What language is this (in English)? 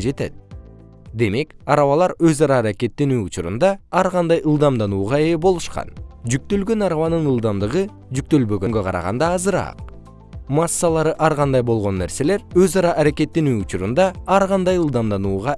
Kyrgyz